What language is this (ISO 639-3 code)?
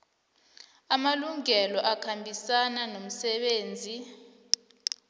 nbl